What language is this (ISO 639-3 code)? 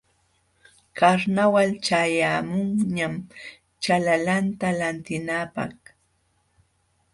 qxw